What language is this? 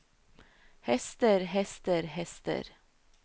Norwegian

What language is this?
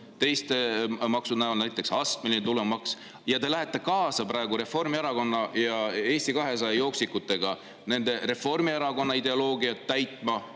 Estonian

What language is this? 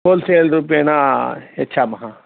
Sanskrit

